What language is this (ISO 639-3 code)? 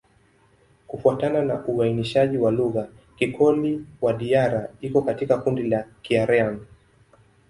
swa